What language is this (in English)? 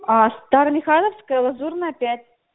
Russian